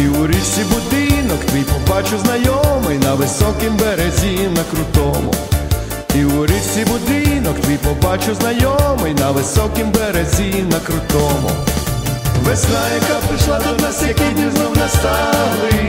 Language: Ukrainian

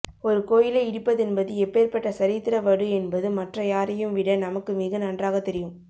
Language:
Tamil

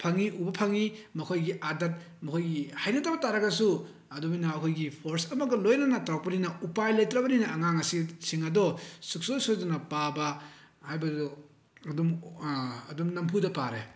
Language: Manipuri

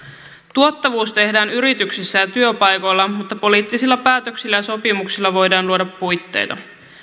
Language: Finnish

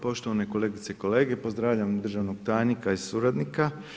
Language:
Croatian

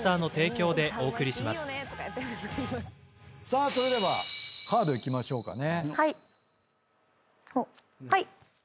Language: Japanese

